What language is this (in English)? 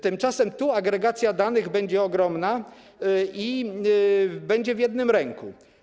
Polish